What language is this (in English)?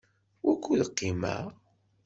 Kabyle